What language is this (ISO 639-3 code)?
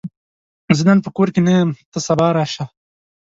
pus